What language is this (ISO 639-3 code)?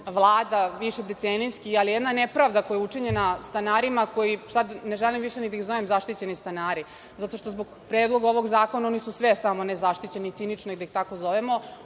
srp